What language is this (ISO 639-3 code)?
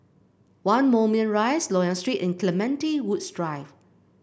eng